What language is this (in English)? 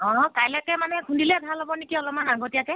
Assamese